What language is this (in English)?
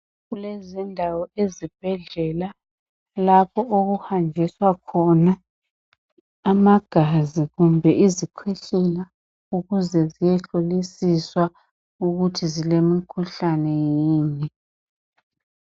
North Ndebele